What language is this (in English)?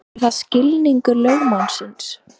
Icelandic